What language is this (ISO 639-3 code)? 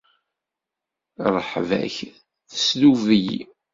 kab